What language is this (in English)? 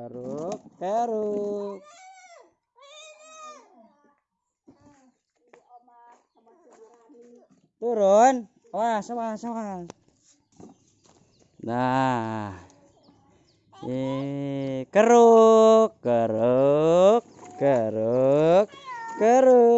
Indonesian